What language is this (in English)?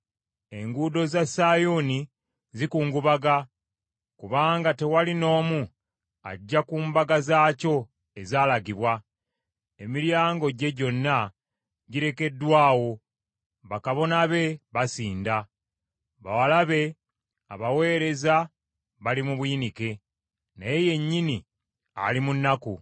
Ganda